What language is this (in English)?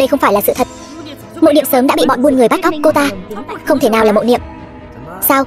Vietnamese